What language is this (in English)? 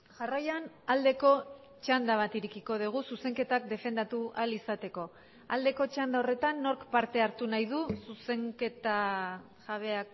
Basque